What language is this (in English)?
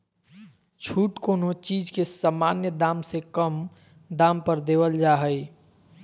Magahi